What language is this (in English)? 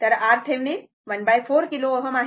Marathi